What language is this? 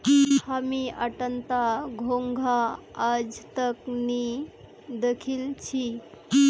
Magahi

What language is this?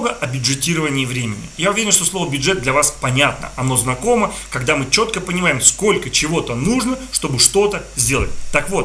Russian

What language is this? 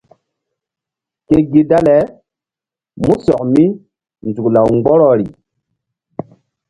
Mbum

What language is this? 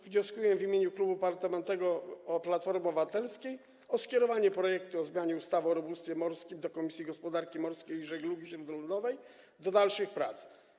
Polish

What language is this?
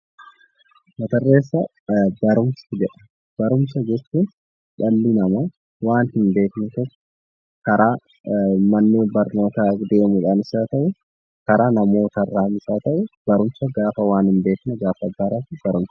Oromo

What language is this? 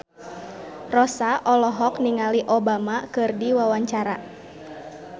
Sundanese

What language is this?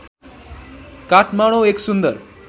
Nepali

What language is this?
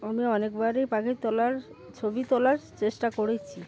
Bangla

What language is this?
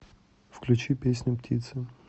Russian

